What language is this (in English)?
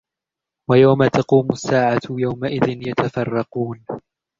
Arabic